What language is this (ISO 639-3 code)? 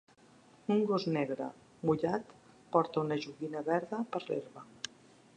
cat